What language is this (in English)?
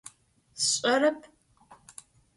Adyghe